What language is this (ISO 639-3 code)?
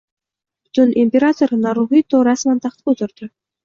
uzb